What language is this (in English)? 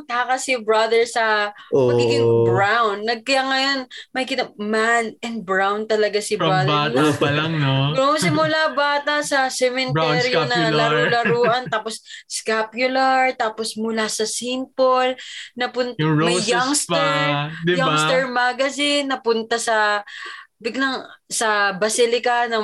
Filipino